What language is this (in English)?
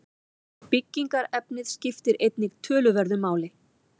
Icelandic